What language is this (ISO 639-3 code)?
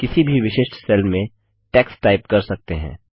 hin